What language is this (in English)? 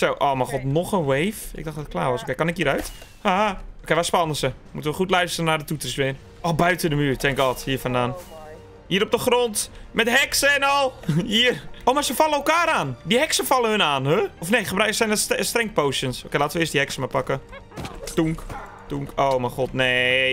Dutch